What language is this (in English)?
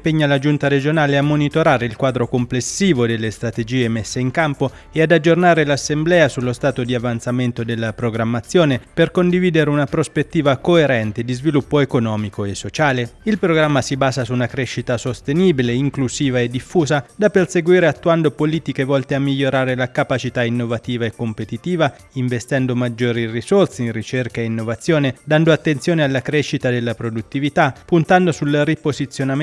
Italian